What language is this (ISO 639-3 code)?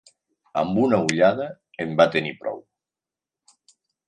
cat